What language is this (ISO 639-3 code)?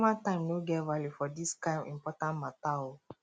pcm